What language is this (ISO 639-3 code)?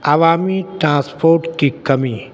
urd